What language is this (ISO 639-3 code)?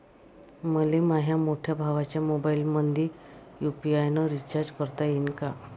mar